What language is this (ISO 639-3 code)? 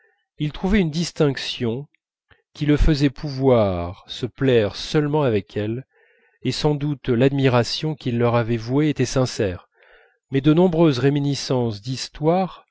fra